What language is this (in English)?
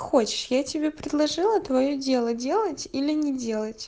Russian